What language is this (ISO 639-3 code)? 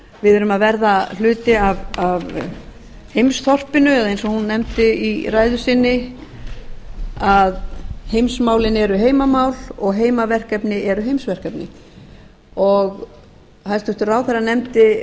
isl